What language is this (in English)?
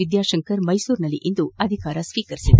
Kannada